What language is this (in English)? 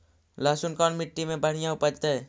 Magahi